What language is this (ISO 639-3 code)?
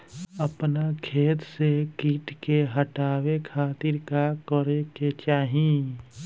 bho